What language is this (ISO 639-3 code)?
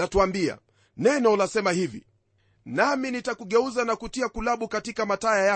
swa